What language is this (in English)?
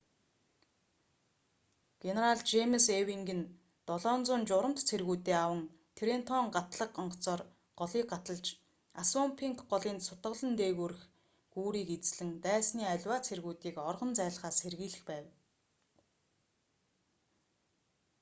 Mongolian